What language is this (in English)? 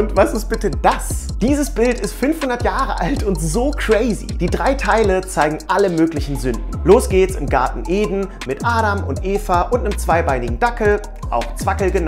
German